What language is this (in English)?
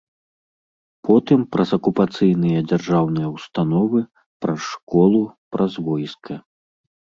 Belarusian